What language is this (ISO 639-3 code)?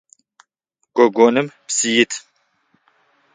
ady